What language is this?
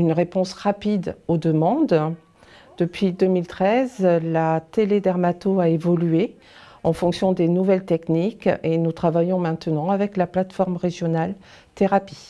French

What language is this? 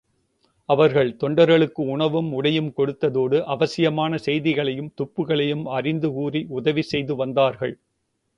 Tamil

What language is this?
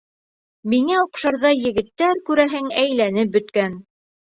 Bashkir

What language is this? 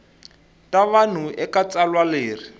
Tsonga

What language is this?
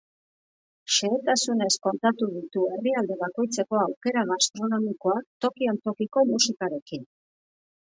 Basque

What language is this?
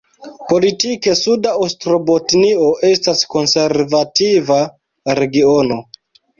Esperanto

